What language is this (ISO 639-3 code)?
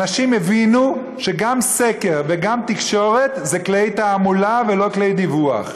heb